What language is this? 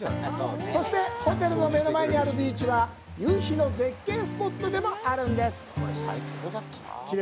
Japanese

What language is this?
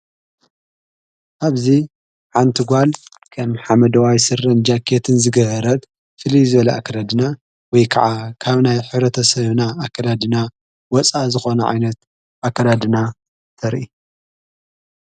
Tigrinya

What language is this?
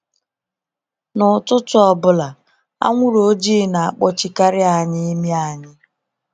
Igbo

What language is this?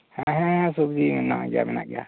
Santali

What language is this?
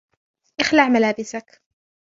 Arabic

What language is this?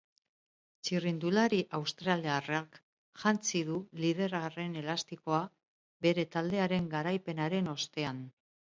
Basque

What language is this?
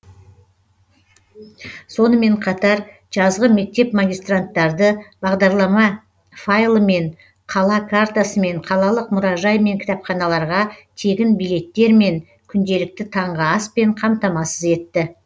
Kazakh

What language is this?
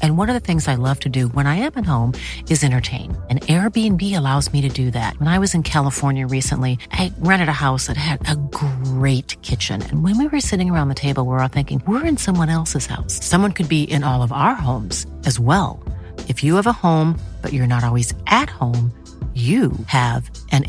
Swedish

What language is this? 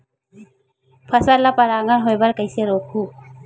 Chhattisgarhi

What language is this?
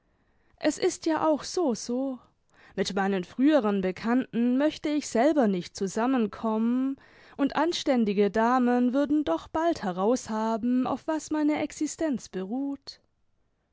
German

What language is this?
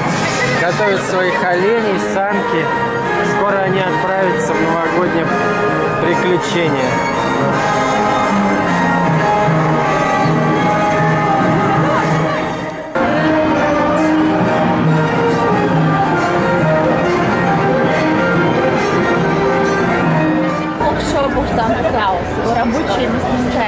Russian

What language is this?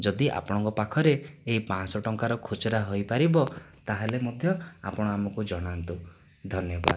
Odia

